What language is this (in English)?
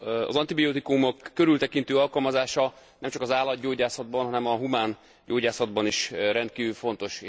Hungarian